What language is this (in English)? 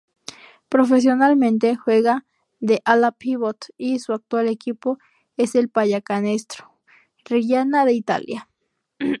Spanish